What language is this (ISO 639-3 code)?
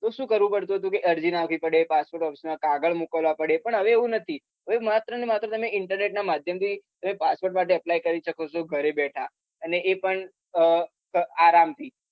guj